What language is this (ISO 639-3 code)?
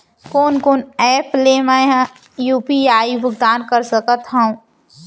hne